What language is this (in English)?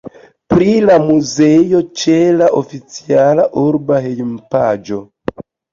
Esperanto